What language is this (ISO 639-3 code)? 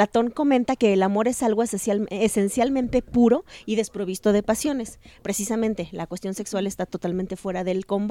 spa